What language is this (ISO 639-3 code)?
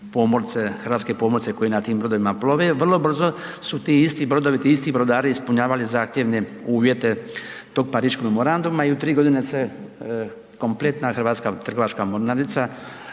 hrv